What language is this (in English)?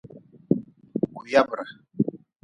Nawdm